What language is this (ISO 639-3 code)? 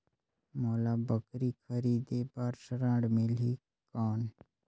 hne